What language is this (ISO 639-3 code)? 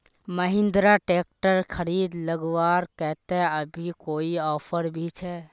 mag